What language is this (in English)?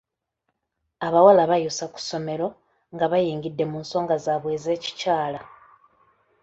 Ganda